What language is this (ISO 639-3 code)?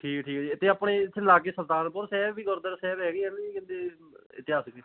pan